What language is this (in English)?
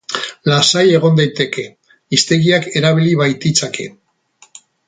Basque